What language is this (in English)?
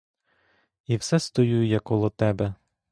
Ukrainian